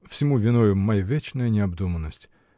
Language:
Russian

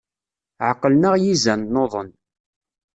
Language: Kabyle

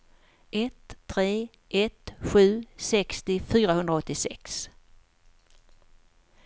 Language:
Swedish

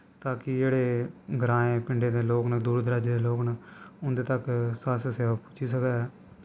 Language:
Dogri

